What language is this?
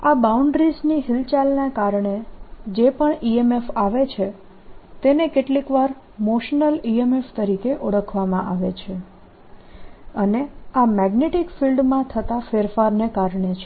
Gujarati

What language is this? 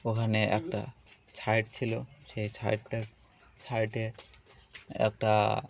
Bangla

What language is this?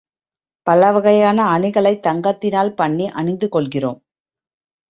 Tamil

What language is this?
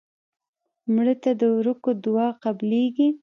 Pashto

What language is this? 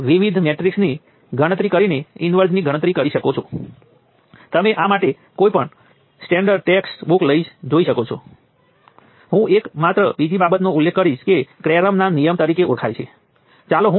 Gujarati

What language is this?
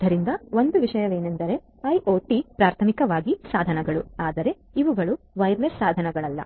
Kannada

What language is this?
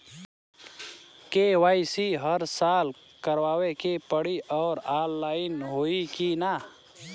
Bhojpuri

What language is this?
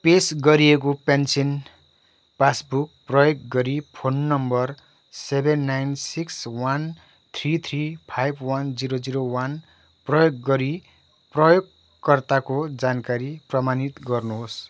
Nepali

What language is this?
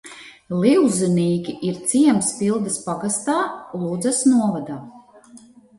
Latvian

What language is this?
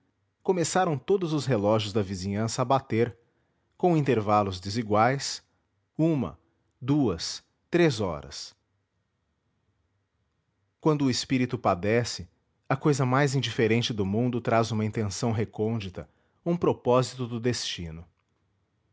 Portuguese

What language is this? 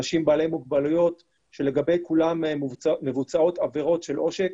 Hebrew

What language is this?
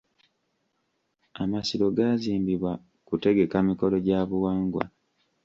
Ganda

